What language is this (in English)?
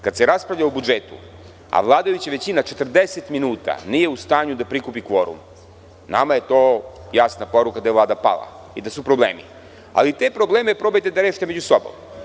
Serbian